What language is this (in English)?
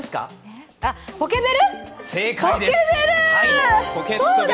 Japanese